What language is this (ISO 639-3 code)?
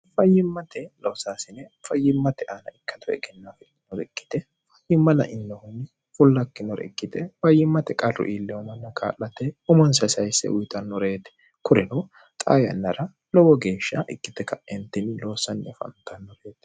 sid